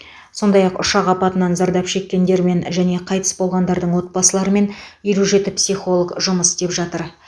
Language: Kazakh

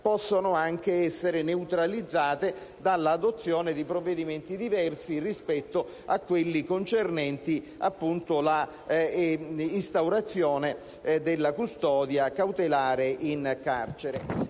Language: Italian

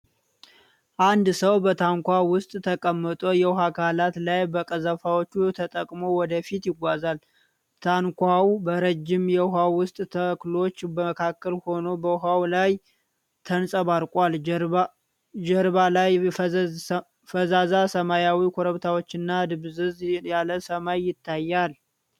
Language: Amharic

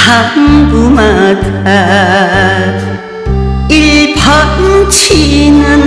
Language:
Korean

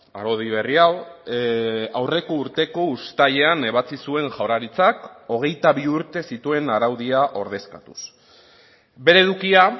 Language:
Basque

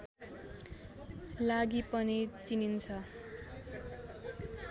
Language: Nepali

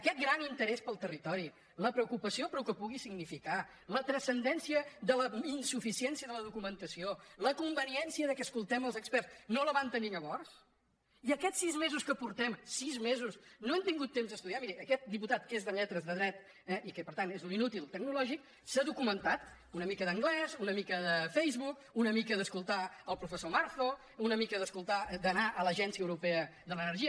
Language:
Catalan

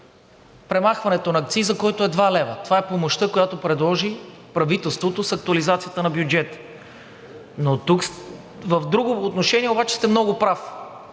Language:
Bulgarian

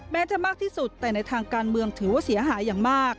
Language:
Thai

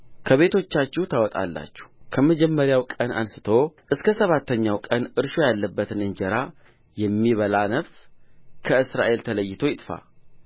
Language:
Amharic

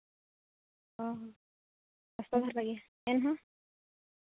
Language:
Santali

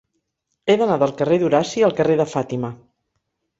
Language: Catalan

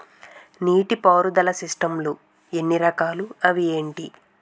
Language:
Telugu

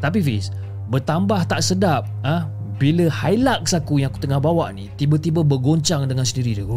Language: Malay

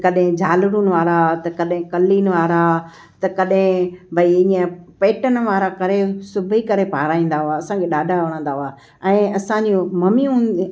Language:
Sindhi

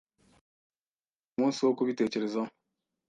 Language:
Kinyarwanda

